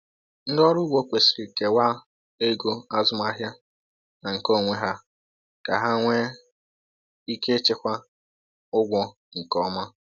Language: Igbo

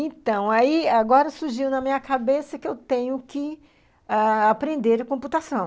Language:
Portuguese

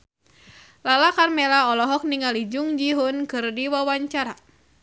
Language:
Sundanese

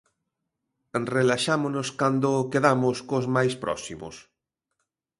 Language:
Galician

